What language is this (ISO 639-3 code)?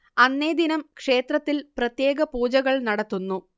mal